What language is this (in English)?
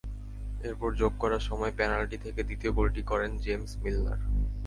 Bangla